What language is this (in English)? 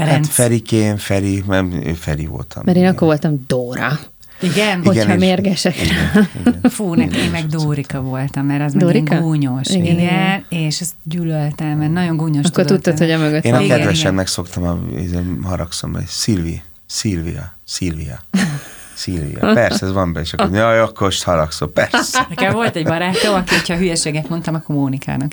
Hungarian